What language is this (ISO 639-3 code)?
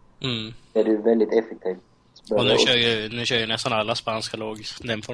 swe